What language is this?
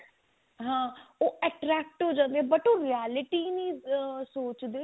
Punjabi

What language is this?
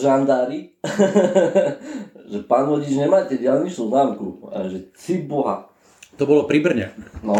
Slovak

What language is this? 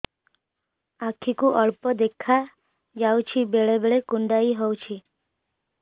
Odia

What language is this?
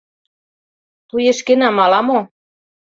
Mari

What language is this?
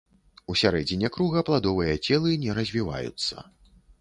Belarusian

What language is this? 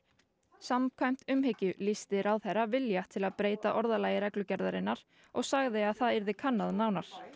Icelandic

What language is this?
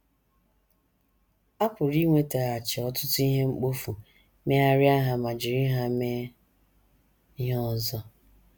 Igbo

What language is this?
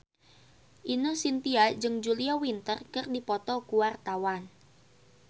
Sundanese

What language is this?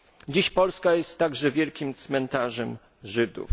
Polish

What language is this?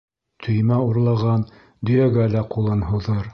Bashkir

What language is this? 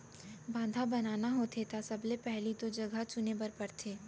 Chhattisgarhi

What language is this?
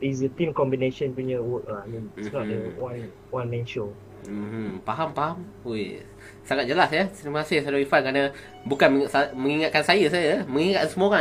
Malay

